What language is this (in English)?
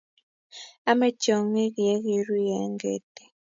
Kalenjin